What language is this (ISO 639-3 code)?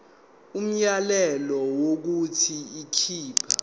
zul